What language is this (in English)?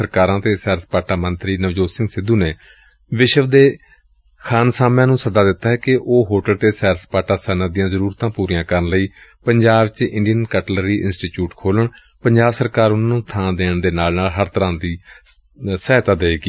Punjabi